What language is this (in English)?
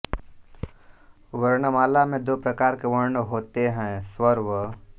Hindi